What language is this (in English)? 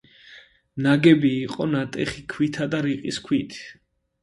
Georgian